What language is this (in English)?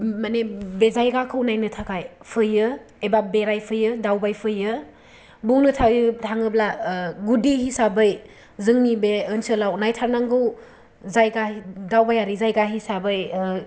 Bodo